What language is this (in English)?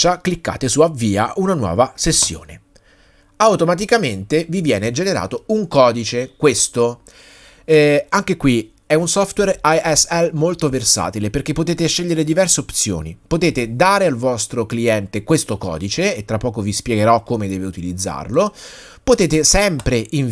Italian